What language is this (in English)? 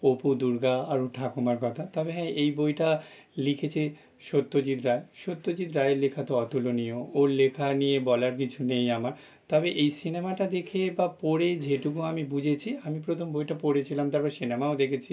Bangla